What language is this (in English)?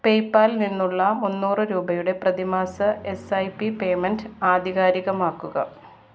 Malayalam